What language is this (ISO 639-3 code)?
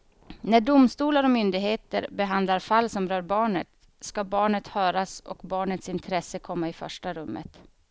swe